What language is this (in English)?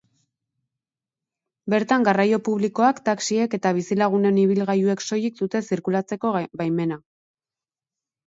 Basque